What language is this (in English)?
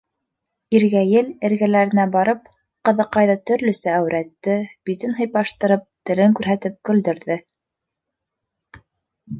Bashkir